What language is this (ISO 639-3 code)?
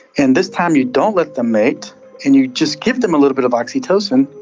eng